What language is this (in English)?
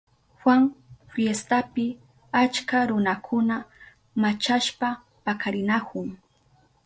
Southern Pastaza Quechua